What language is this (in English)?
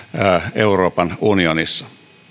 Finnish